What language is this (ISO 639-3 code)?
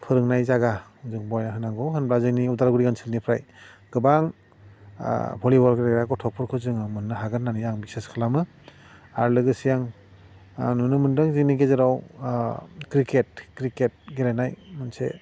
brx